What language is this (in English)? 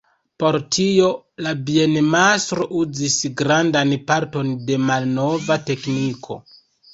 Esperanto